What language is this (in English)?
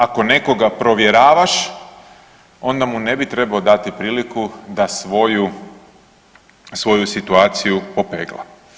Croatian